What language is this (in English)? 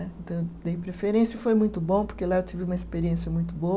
Portuguese